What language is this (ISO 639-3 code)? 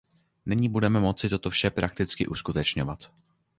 ces